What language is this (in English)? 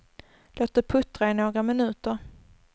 Swedish